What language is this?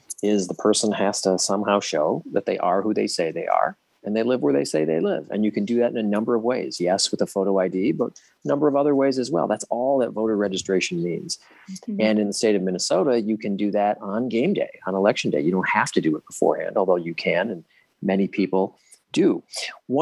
English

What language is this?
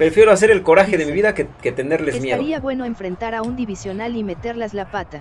Spanish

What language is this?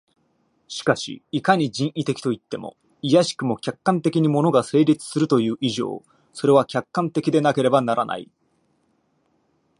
Japanese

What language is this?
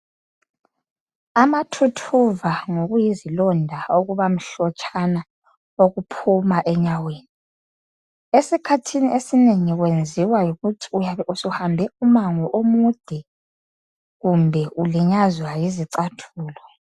North Ndebele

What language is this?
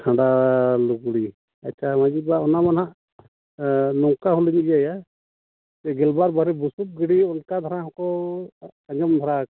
Santali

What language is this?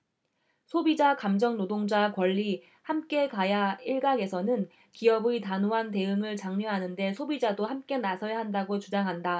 Korean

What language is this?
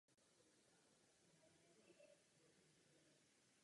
Czech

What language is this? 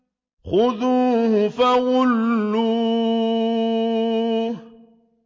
Arabic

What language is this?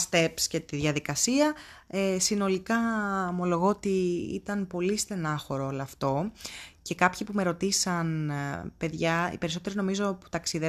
Greek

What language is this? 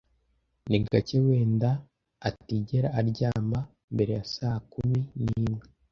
Kinyarwanda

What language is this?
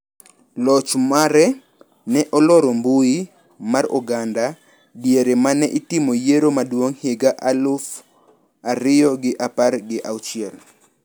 Luo (Kenya and Tanzania)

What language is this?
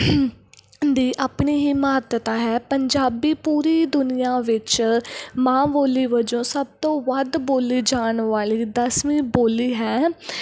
Punjabi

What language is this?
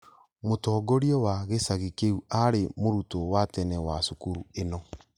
Kikuyu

